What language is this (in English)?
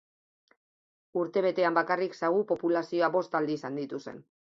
Basque